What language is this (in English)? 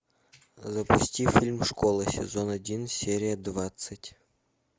Russian